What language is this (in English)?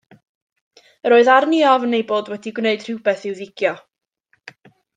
Welsh